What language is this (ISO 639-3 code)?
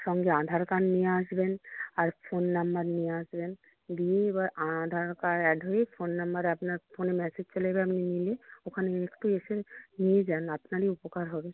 ben